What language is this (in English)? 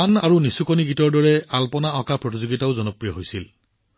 Assamese